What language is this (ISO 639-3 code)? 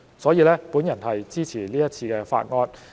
yue